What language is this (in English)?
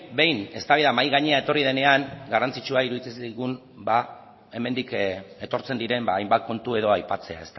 Basque